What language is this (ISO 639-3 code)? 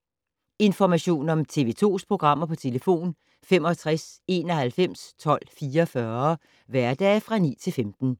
dan